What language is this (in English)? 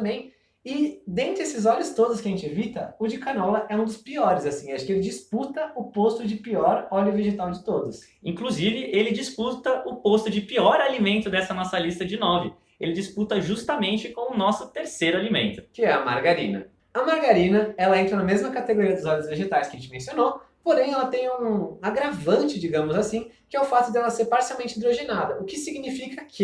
Portuguese